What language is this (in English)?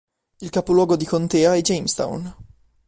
Italian